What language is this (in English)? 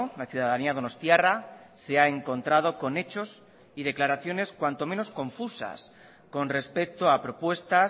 Spanish